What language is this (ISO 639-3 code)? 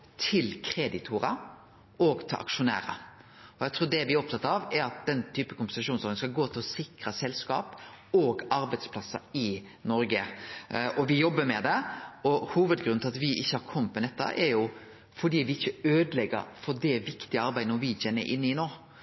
nno